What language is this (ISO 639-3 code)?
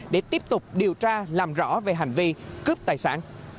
vie